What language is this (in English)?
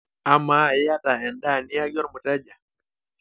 Masai